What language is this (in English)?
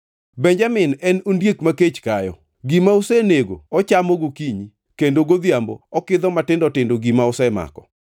Luo (Kenya and Tanzania)